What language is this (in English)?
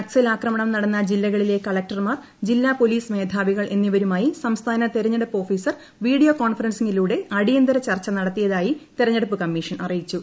Malayalam